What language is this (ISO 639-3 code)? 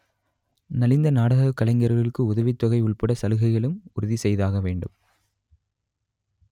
tam